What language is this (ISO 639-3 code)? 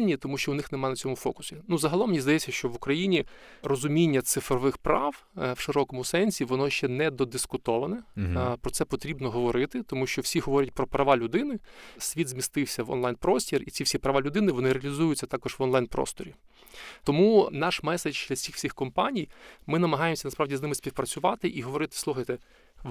ukr